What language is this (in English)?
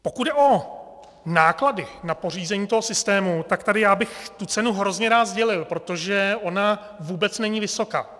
Czech